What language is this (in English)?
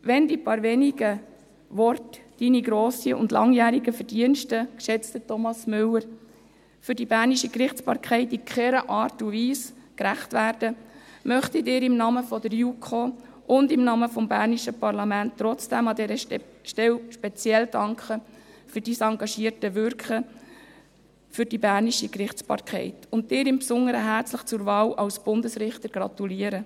Swiss German